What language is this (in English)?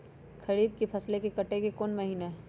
Magahi